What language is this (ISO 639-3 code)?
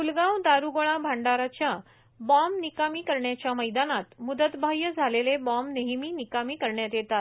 mar